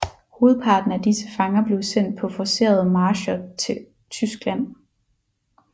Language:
Danish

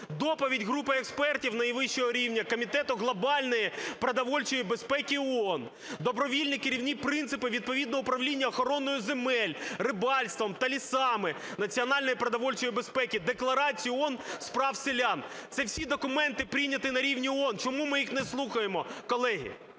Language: Ukrainian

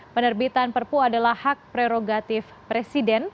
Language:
Indonesian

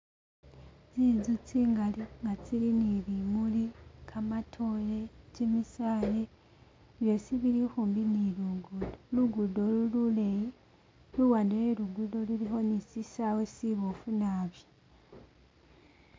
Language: Masaaba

